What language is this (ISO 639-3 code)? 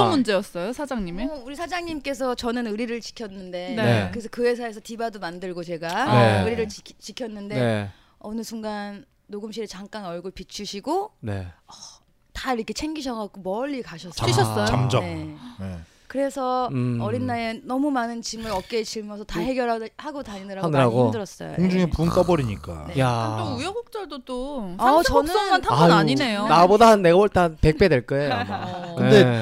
kor